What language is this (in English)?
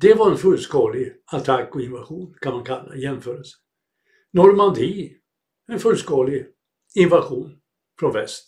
Swedish